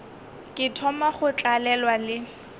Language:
Northern Sotho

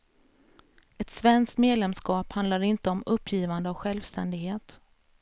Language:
Swedish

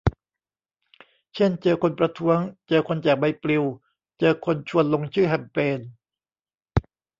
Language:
Thai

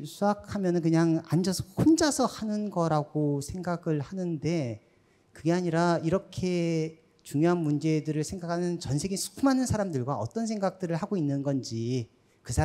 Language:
Korean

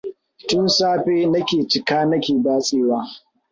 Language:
Hausa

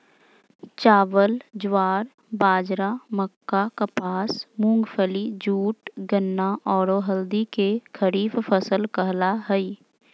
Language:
Magahi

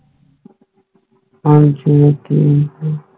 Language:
Punjabi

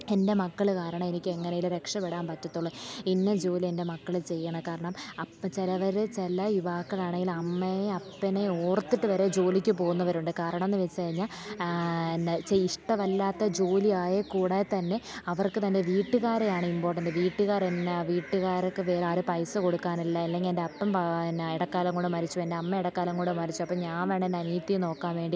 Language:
Malayalam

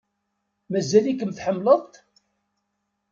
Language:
Kabyle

